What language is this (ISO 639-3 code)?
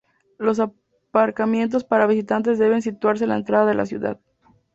spa